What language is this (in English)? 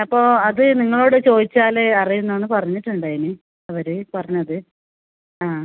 Malayalam